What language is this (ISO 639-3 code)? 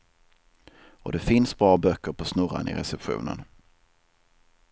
swe